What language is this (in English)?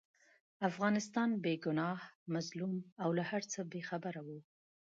Pashto